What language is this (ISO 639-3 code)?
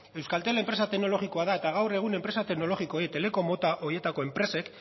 eus